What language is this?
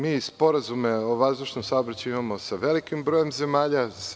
Serbian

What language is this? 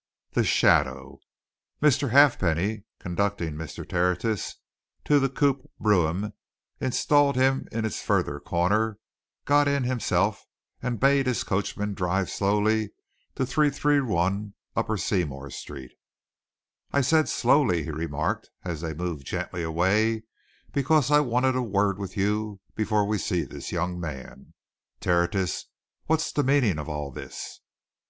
English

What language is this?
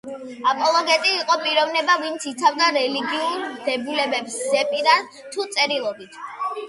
Georgian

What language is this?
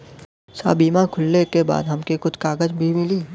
Bhojpuri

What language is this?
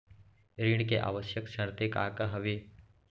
Chhattisgarhi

